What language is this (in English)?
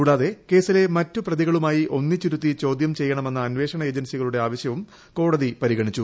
Malayalam